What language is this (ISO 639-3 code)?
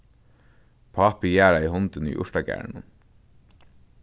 fao